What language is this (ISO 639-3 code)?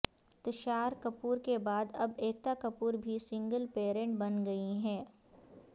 urd